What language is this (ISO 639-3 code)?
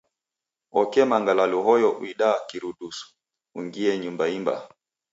dav